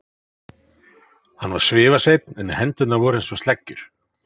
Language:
Icelandic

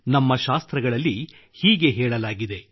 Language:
Kannada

